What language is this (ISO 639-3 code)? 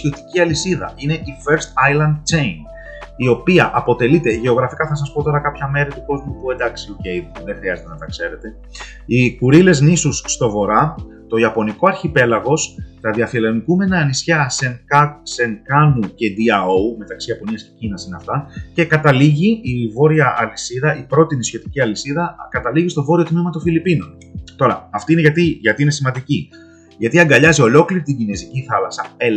ell